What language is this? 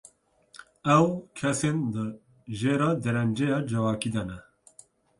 Kurdish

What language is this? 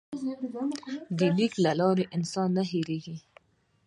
Pashto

